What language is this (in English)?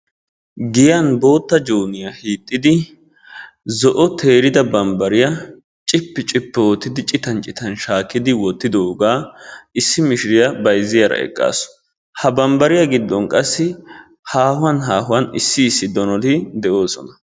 Wolaytta